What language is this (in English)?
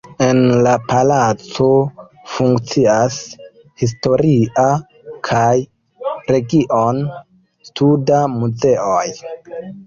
Esperanto